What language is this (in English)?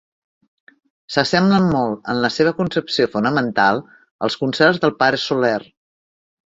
Catalan